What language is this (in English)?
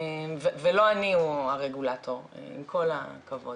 Hebrew